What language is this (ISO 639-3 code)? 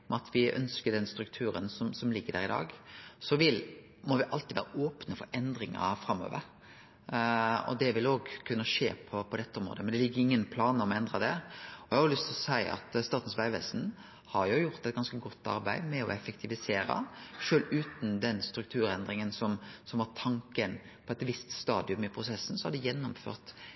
nno